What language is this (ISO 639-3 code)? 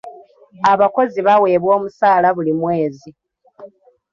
lug